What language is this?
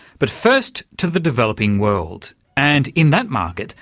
English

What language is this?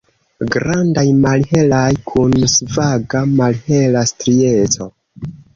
Esperanto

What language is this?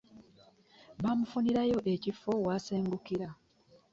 Ganda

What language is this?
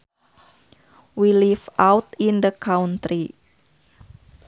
Sundanese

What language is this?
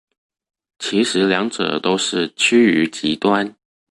Chinese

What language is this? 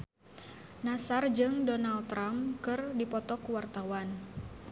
Sundanese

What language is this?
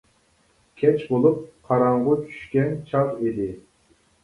Uyghur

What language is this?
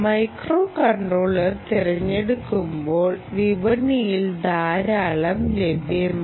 Malayalam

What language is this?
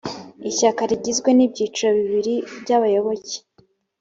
Kinyarwanda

